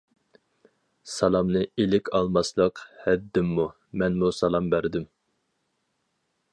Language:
Uyghur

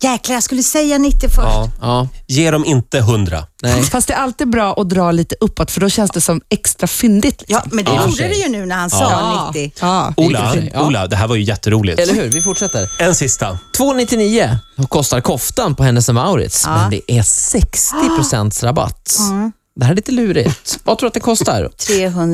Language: Swedish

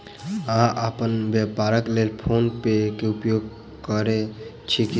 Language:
Maithili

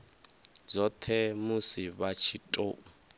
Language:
Venda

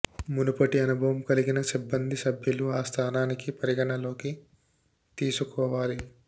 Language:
Telugu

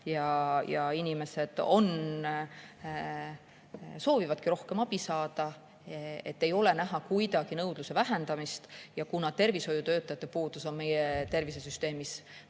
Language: Estonian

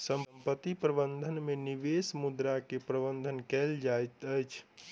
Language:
Maithili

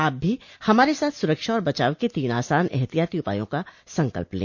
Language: Hindi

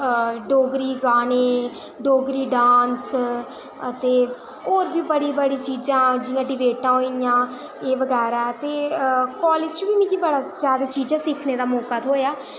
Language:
Dogri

